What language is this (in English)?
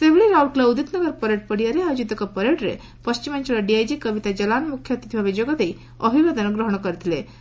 Odia